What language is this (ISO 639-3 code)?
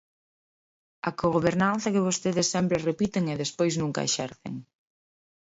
glg